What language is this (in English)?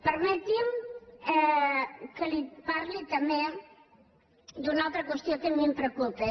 Catalan